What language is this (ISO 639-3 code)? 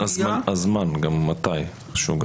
heb